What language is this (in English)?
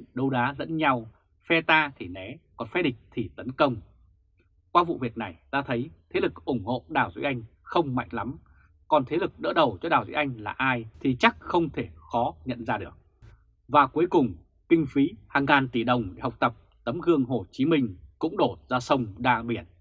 Vietnamese